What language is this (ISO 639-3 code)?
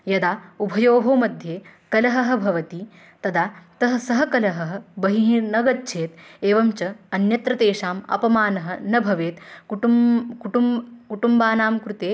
san